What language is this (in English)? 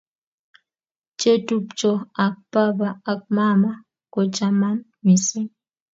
Kalenjin